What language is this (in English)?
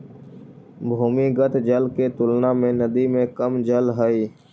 Magahi